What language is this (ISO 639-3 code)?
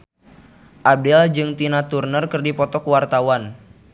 sun